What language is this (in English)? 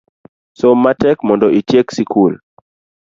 Luo (Kenya and Tanzania)